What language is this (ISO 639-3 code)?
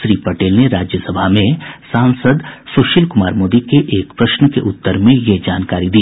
hin